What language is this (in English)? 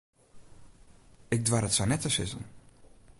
Western Frisian